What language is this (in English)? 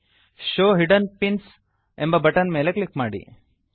Kannada